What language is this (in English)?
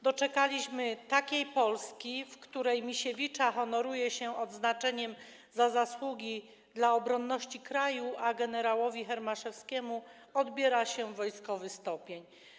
Polish